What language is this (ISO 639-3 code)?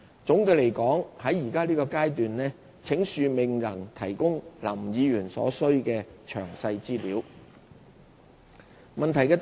yue